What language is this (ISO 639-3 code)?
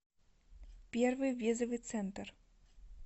rus